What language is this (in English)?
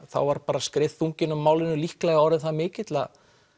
Icelandic